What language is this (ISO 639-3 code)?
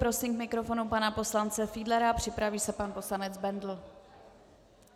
ces